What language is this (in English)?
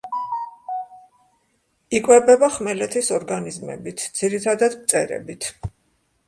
Georgian